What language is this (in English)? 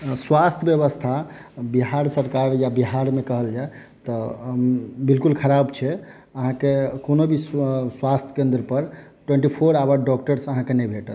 Maithili